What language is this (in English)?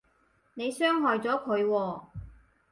Cantonese